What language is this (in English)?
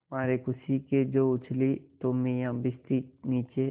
Hindi